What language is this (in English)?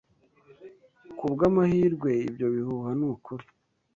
Kinyarwanda